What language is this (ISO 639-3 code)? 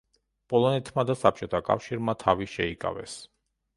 kat